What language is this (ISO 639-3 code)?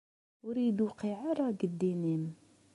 kab